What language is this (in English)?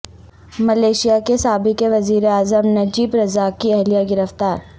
Urdu